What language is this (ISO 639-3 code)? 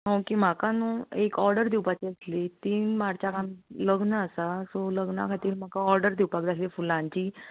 kok